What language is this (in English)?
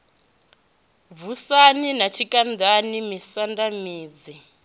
Venda